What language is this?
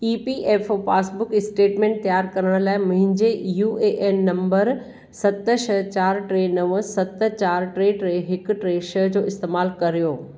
Sindhi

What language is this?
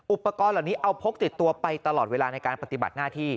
Thai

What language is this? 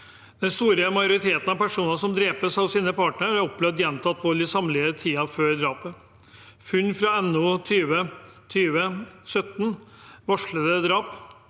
Norwegian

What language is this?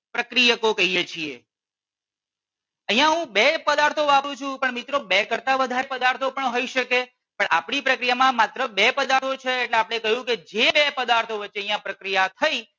Gujarati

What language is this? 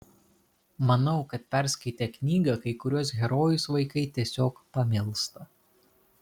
Lithuanian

